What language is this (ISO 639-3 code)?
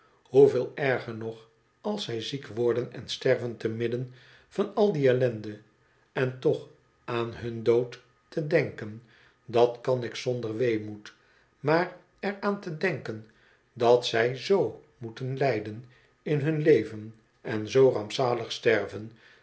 nld